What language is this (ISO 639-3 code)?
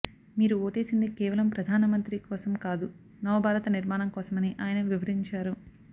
tel